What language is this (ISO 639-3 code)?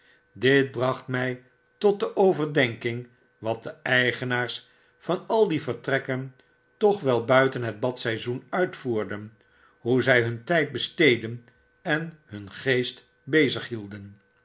nld